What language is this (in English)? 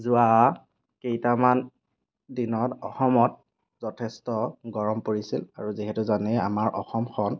Assamese